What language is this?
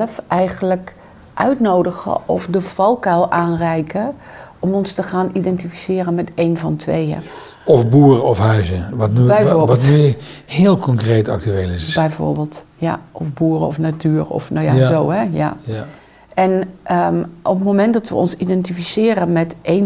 Dutch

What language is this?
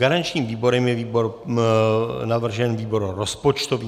Czech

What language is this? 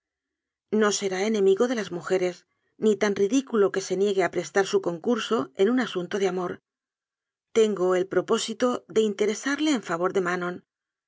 Spanish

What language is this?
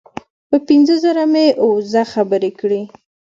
Pashto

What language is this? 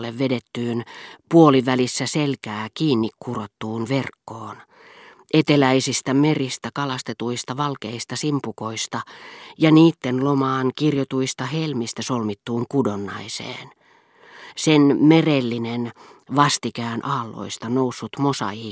Finnish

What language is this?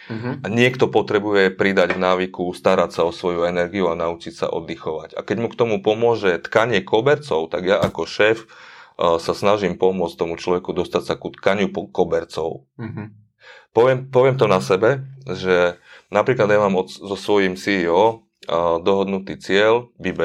Slovak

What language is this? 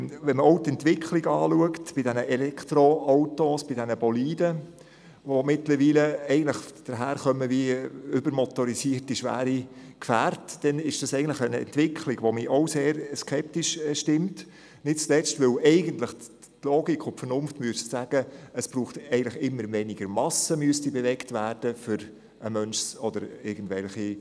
Swiss German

